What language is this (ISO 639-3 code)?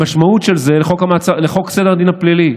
heb